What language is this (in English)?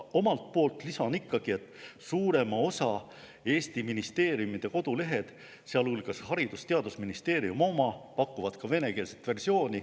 Estonian